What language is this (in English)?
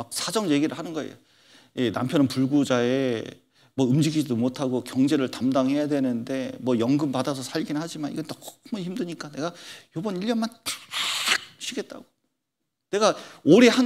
Korean